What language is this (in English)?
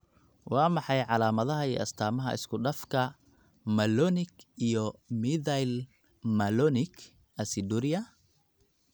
Somali